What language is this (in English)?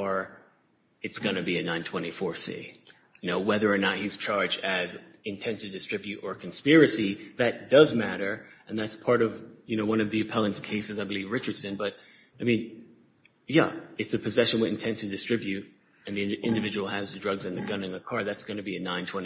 English